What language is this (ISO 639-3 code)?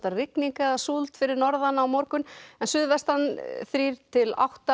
isl